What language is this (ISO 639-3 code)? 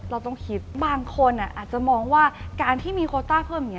tha